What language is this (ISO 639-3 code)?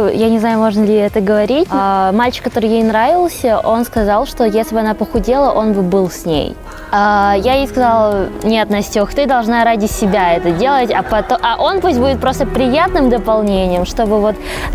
rus